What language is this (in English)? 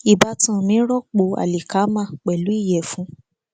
Yoruba